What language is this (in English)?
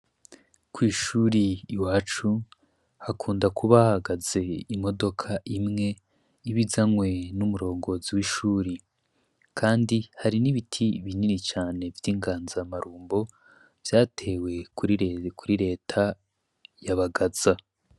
Rundi